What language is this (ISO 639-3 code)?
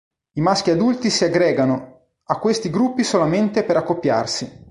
ita